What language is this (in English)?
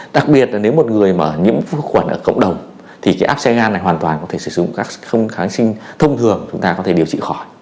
Vietnamese